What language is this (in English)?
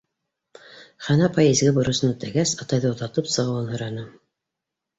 Bashkir